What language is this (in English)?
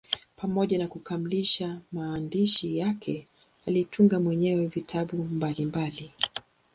Swahili